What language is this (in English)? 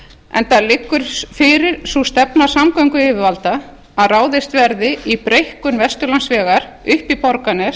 Icelandic